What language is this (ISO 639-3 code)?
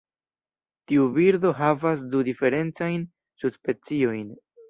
epo